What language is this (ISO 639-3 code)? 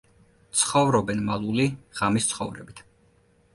kat